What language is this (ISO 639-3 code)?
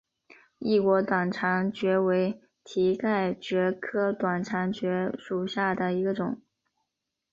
zho